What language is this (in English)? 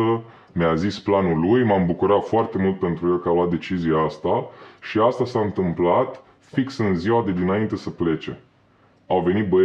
Romanian